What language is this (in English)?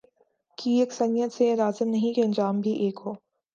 Urdu